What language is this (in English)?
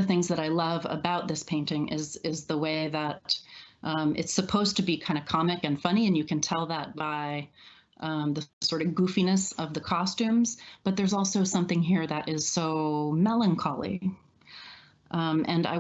English